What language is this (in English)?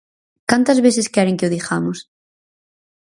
Galician